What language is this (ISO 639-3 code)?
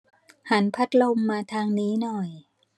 tha